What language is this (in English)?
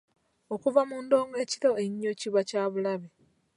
Ganda